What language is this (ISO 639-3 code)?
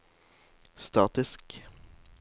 nor